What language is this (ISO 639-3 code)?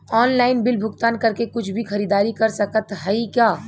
bho